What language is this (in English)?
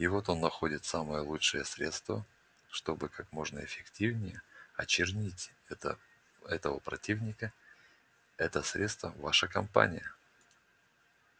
Russian